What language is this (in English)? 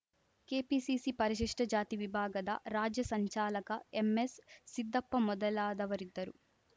Kannada